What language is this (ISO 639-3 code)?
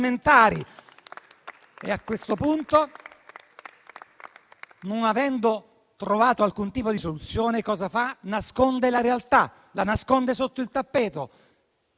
ita